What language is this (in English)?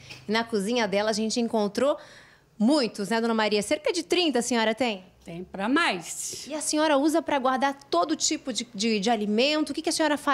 Portuguese